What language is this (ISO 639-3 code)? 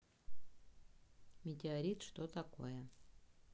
rus